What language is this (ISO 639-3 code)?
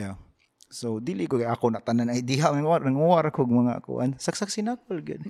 fil